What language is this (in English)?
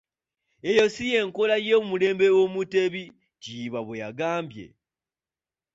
Ganda